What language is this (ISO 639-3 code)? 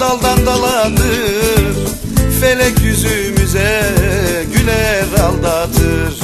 tur